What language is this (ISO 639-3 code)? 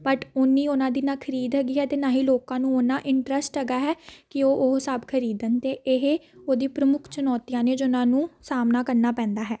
pan